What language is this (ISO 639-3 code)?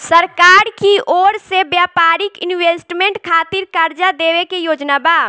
bho